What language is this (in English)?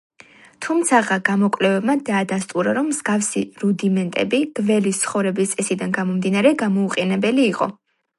Georgian